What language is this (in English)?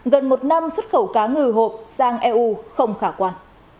Vietnamese